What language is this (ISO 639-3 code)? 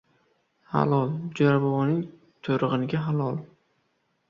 uzb